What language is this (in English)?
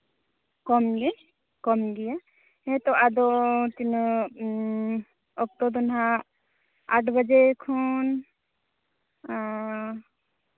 Santali